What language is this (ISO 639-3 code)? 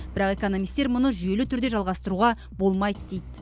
kaz